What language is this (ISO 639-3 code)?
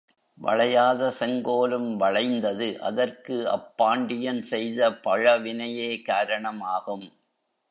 tam